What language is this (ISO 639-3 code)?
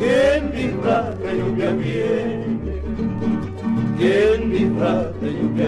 spa